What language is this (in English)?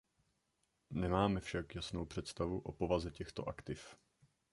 Czech